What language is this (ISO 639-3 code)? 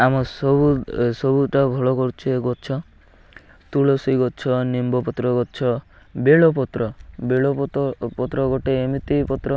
ori